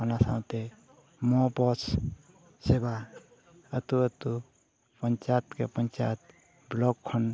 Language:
Santali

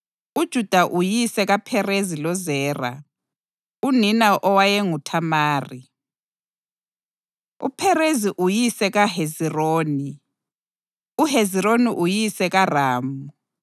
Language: North Ndebele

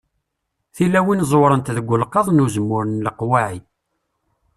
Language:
Kabyle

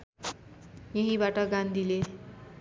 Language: Nepali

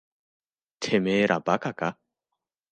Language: Japanese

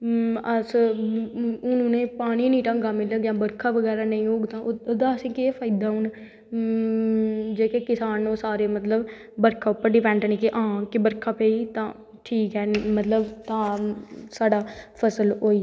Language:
Dogri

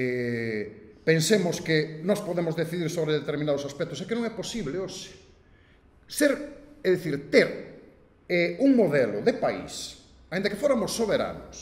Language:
Spanish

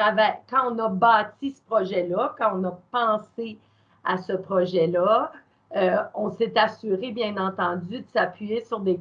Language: French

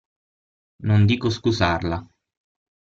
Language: Italian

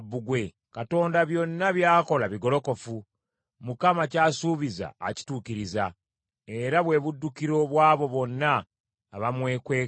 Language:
Ganda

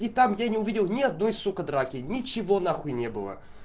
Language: Russian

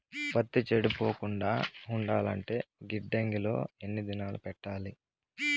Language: Telugu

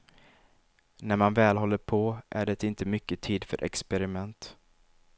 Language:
Swedish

